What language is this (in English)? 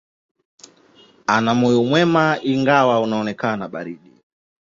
Swahili